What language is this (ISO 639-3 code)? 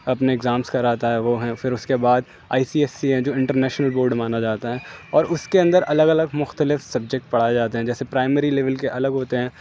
urd